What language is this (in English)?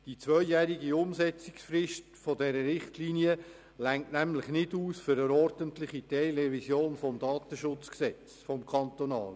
Swiss German